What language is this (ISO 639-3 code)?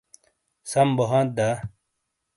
scl